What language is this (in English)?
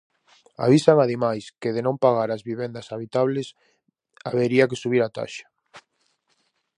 Galician